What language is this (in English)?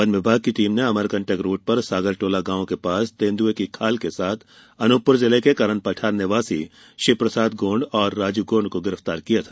Hindi